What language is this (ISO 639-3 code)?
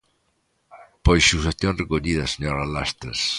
glg